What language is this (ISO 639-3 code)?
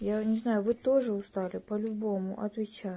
rus